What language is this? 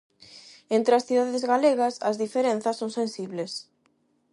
Galician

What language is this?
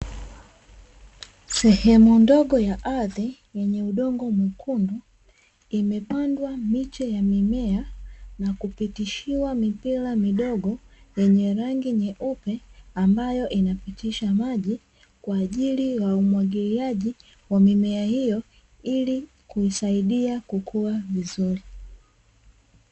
Swahili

